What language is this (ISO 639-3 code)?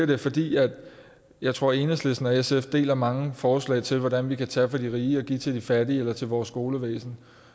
dan